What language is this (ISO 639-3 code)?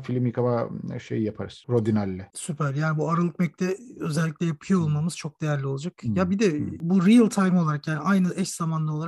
tur